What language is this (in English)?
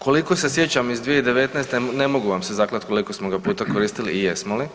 Croatian